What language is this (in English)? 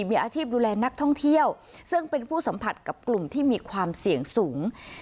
Thai